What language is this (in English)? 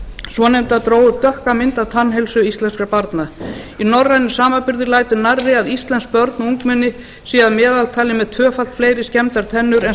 Icelandic